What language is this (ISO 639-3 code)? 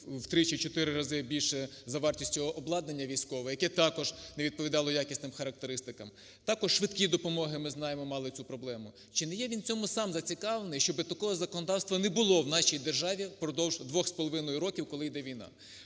ukr